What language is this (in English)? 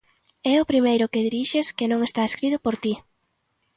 Galician